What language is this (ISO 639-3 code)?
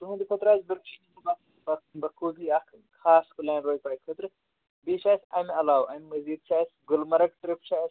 kas